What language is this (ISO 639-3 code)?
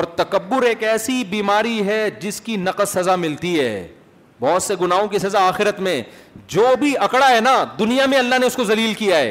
urd